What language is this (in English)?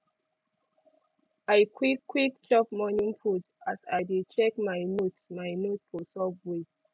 Nigerian Pidgin